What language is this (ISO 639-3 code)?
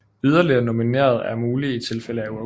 dan